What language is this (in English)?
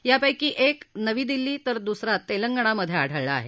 Marathi